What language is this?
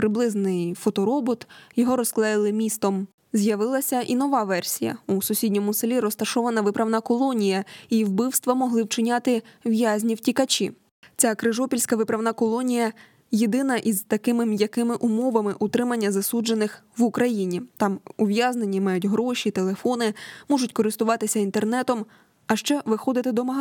Ukrainian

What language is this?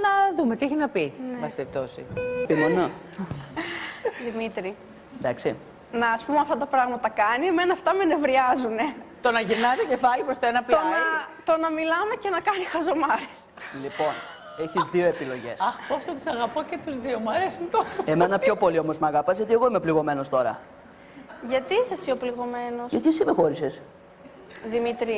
Greek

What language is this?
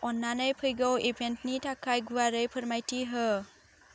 Bodo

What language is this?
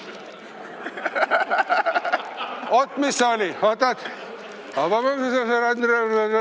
Estonian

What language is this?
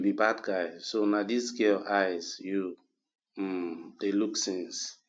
Nigerian Pidgin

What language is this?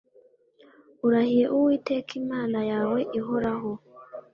Kinyarwanda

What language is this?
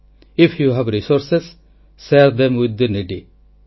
Odia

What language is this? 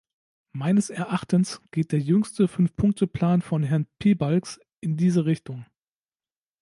German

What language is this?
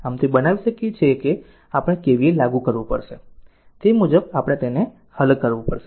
Gujarati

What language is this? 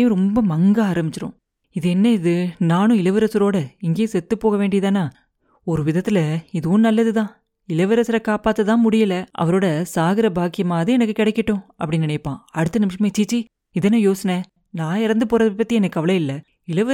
Tamil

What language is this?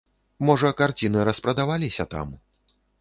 Belarusian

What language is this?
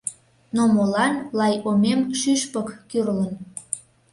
Mari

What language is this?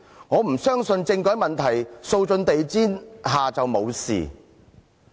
Cantonese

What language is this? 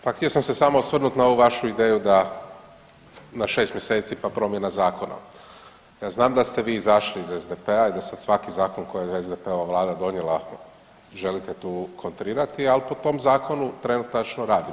Croatian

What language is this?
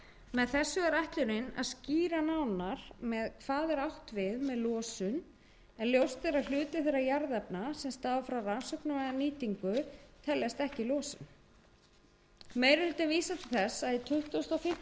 Icelandic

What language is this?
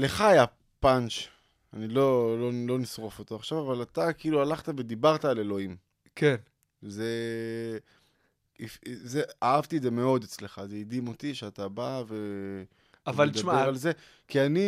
Hebrew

